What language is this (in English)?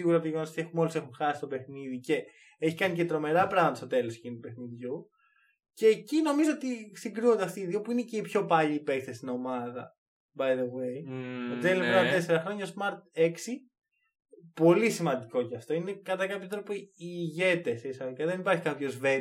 Greek